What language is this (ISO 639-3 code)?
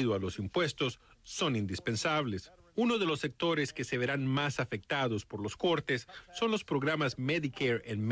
spa